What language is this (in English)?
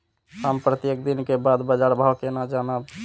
Maithili